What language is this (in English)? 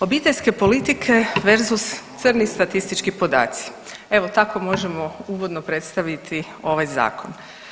Croatian